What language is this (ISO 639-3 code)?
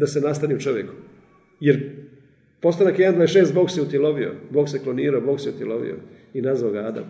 hrv